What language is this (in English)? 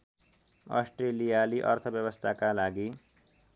Nepali